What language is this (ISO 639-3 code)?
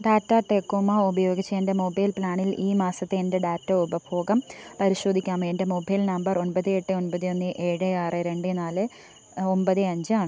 mal